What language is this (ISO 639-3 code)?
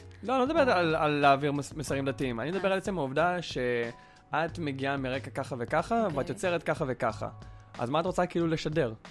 heb